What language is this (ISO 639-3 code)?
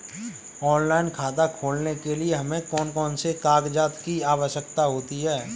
hin